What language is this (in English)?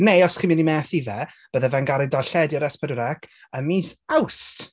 Welsh